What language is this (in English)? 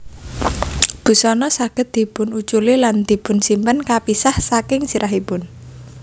Javanese